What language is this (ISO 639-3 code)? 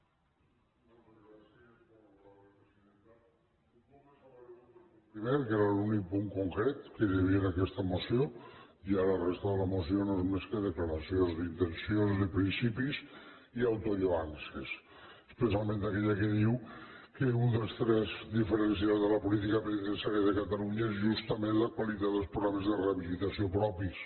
cat